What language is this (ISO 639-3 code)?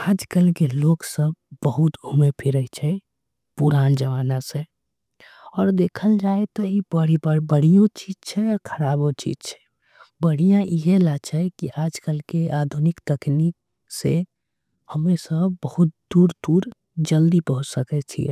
anp